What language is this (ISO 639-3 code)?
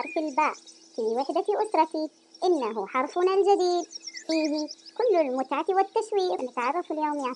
ara